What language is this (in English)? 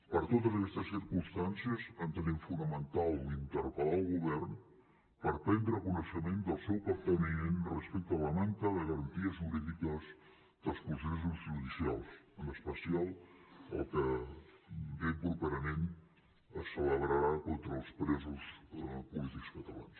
Catalan